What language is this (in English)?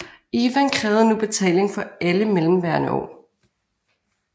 Danish